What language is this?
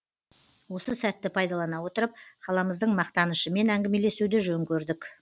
Kazakh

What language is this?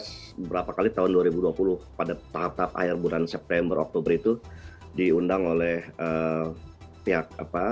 Indonesian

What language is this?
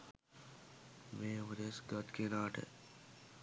Sinhala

